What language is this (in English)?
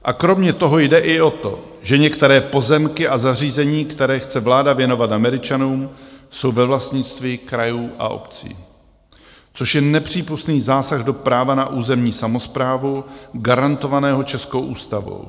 Czech